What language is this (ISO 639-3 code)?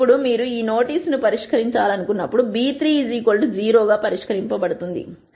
tel